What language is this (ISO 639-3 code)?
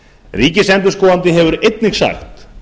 isl